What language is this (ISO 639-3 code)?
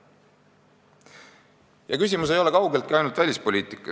est